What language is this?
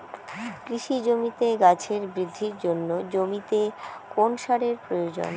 Bangla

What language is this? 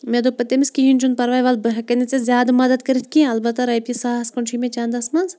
Kashmiri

